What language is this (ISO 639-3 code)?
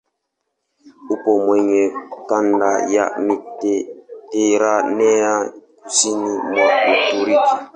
swa